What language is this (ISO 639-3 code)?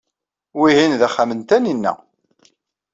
kab